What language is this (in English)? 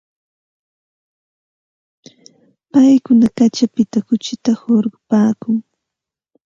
Santa Ana de Tusi Pasco Quechua